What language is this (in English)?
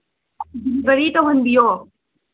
Manipuri